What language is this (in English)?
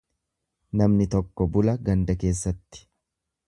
Oromo